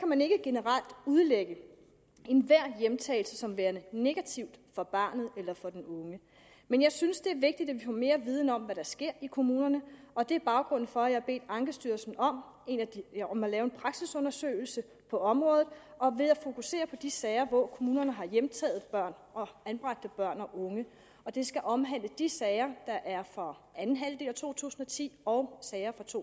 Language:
Danish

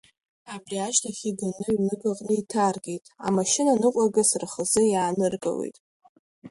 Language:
Abkhazian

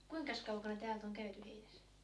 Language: Finnish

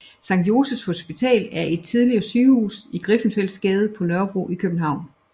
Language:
Danish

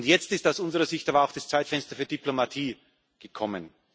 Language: German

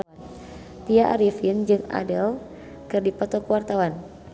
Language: Sundanese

